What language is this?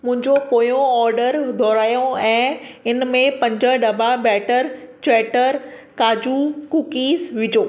Sindhi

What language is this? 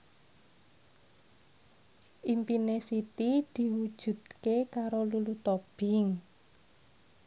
Javanese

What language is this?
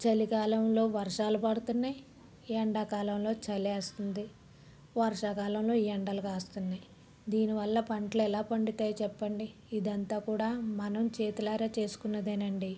Telugu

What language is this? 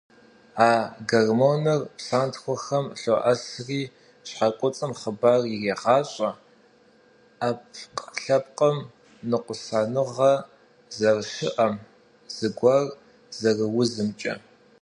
Kabardian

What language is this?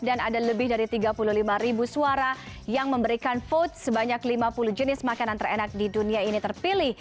Indonesian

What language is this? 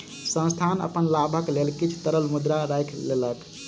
Maithili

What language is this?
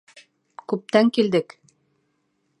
Bashkir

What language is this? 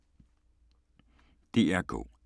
Danish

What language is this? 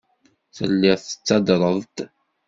Kabyle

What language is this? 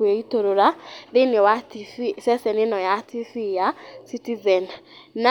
Kikuyu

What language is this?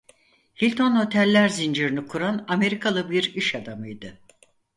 Turkish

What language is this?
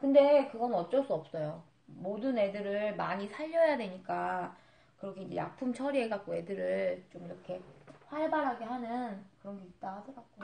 Korean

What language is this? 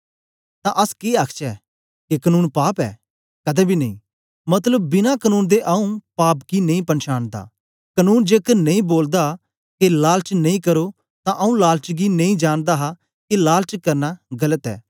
Dogri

